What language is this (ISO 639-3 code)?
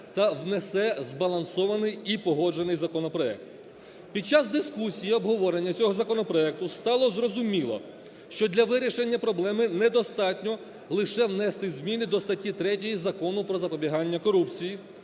ukr